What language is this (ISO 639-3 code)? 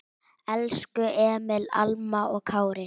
isl